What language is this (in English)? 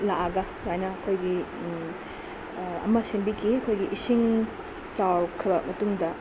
Manipuri